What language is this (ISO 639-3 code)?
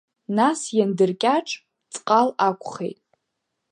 abk